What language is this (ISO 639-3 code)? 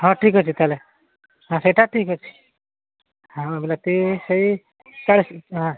ori